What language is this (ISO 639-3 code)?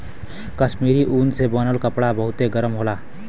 bho